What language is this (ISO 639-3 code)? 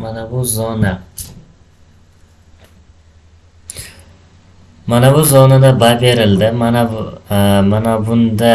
uzb